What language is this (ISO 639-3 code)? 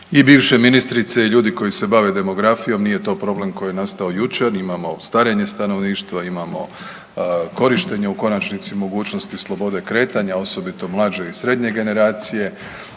hrv